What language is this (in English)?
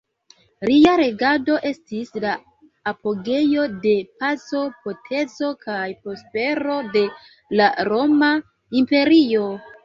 Esperanto